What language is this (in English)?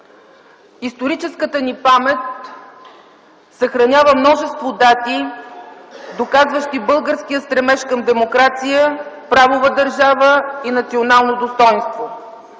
Bulgarian